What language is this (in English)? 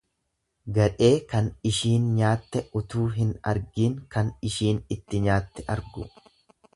Oromo